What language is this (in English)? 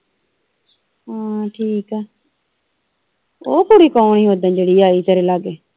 Punjabi